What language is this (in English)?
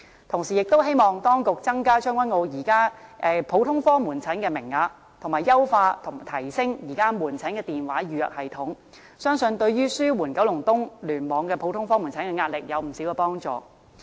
Cantonese